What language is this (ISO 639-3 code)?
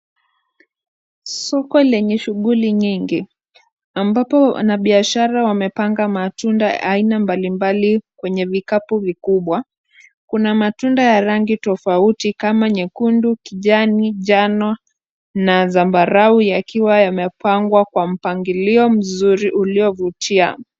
swa